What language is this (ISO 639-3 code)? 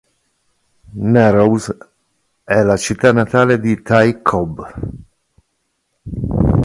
ita